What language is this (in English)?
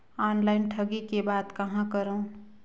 Chhattisgarhi